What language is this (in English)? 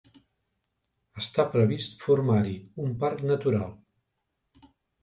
Catalan